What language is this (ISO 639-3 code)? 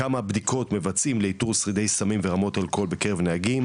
heb